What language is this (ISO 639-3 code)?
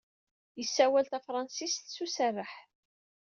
kab